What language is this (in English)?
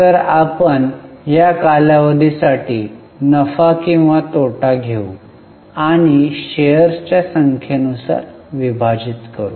Marathi